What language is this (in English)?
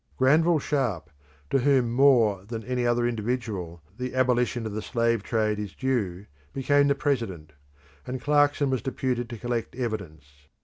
English